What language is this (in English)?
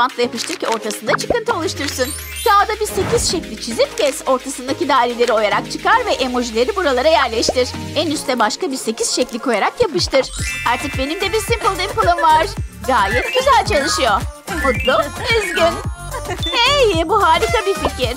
Turkish